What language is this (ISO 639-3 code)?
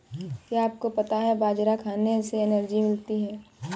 hin